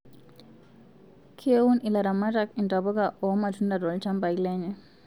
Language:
Masai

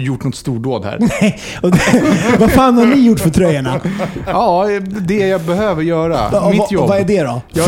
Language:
Swedish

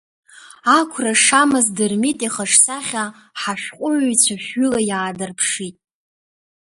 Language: Abkhazian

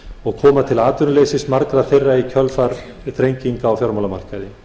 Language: Icelandic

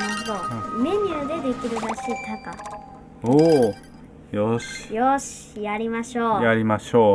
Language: Japanese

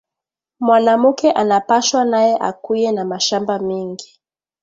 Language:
Swahili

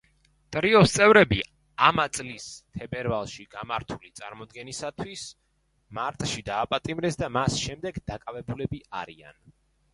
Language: Georgian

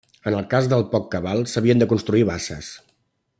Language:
Catalan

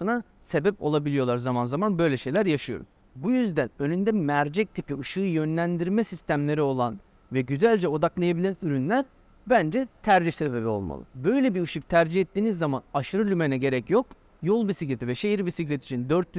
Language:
Turkish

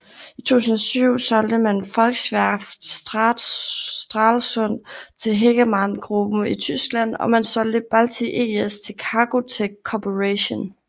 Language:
Danish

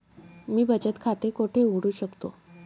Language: Marathi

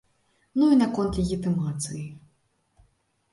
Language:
Belarusian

